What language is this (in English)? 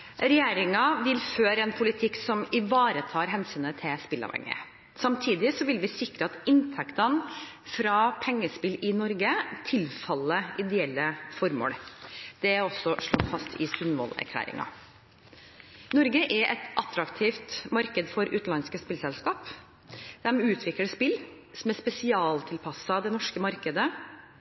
Norwegian Bokmål